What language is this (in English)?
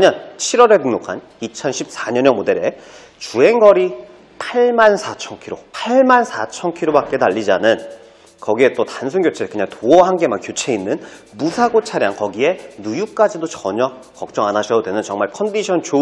Korean